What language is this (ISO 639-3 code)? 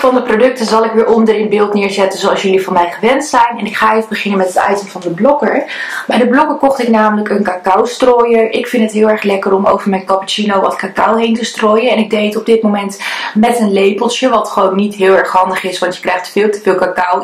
nld